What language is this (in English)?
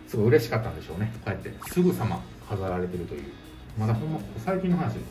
Japanese